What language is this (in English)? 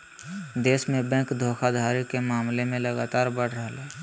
Magahi